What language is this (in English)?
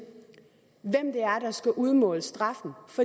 Danish